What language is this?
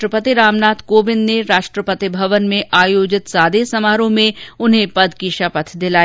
Hindi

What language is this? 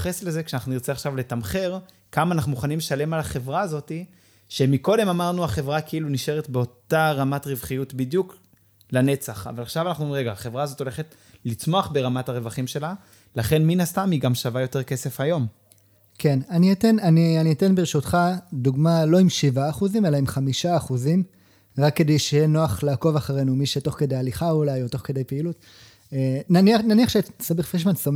Hebrew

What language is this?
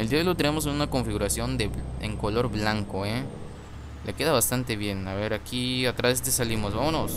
Spanish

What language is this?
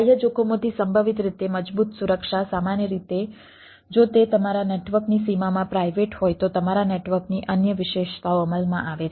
Gujarati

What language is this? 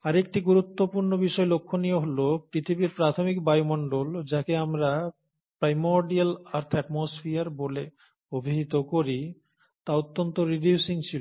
Bangla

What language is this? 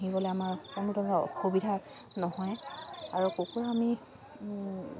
Assamese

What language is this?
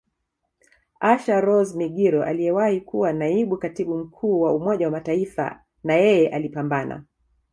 Swahili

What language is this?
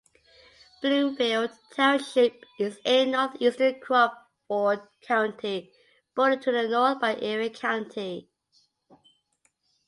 English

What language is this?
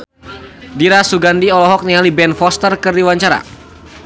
Sundanese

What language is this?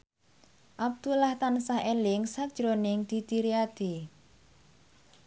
Javanese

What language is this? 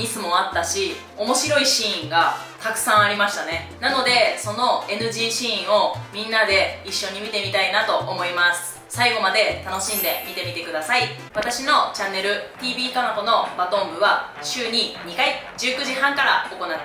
Japanese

